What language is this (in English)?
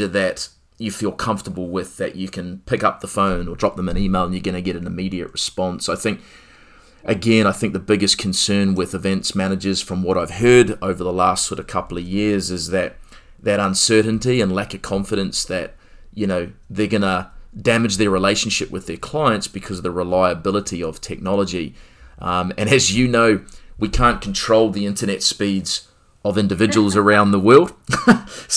English